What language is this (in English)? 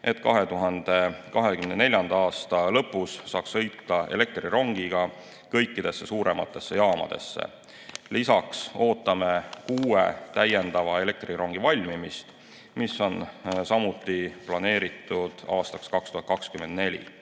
Estonian